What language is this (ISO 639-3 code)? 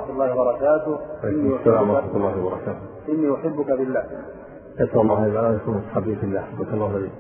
ara